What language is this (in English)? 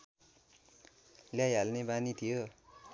Nepali